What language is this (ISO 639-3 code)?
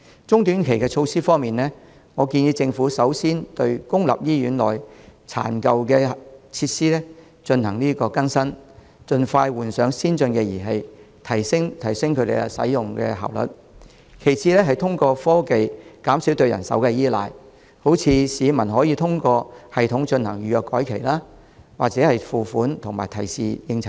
yue